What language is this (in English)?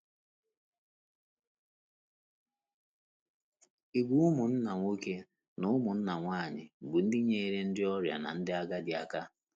Igbo